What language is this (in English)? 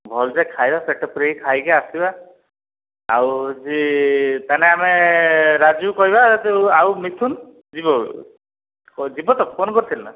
Odia